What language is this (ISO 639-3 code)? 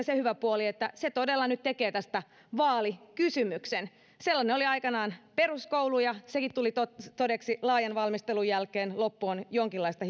fin